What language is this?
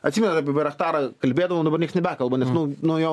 Lithuanian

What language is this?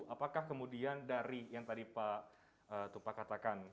Indonesian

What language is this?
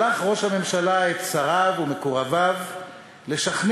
Hebrew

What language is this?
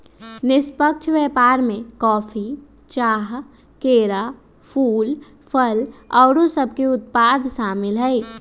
Magahi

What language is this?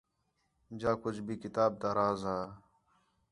Khetrani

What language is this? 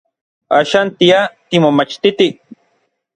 Orizaba Nahuatl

